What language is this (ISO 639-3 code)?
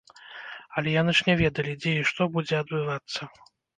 bel